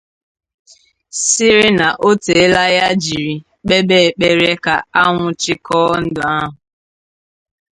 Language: Igbo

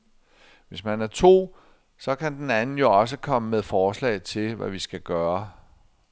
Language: Danish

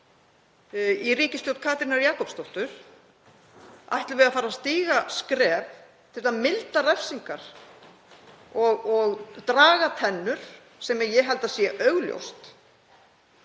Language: Icelandic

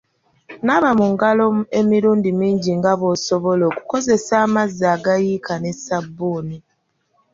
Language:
Ganda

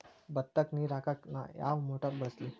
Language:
Kannada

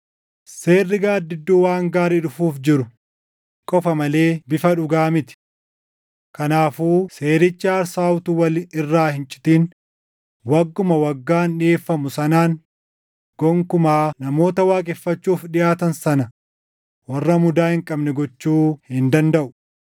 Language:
Oromo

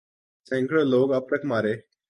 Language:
Urdu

